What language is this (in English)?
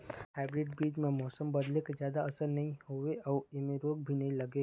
Chhattisgarhi